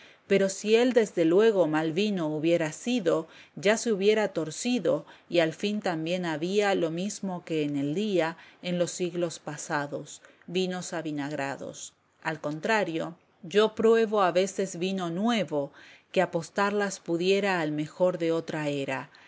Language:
Spanish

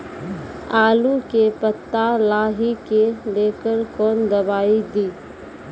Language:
Maithili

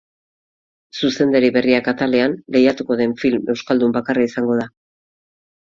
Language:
Basque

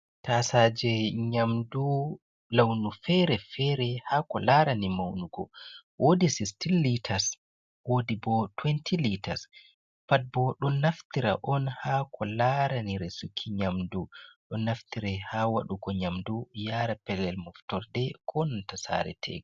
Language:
Fula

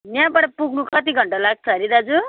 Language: Nepali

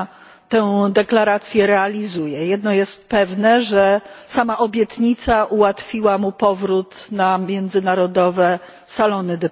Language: Polish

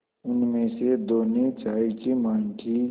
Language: Hindi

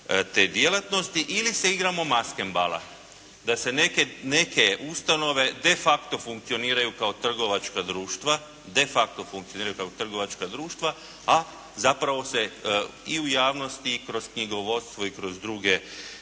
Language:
Croatian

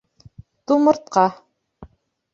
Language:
Bashkir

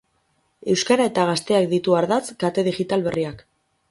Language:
Basque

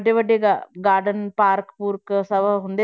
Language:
Punjabi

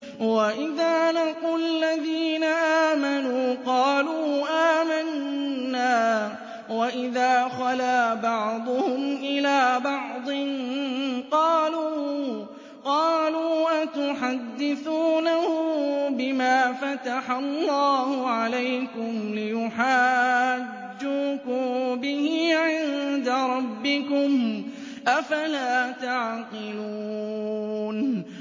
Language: Arabic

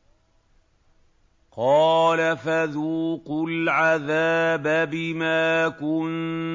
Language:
Arabic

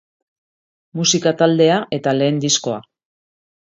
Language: Basque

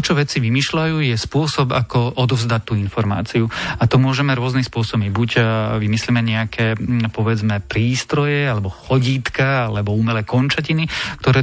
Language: Slovak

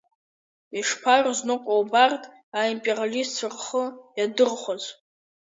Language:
Abkhazian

